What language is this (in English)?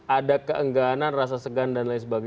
Indonesian